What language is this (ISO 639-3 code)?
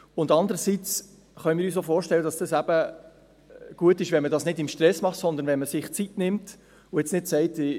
gsw